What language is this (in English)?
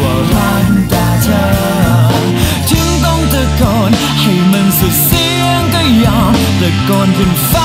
Thai